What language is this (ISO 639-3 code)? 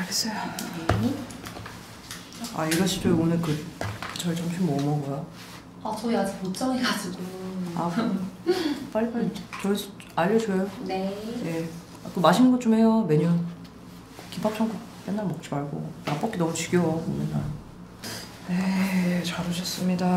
kor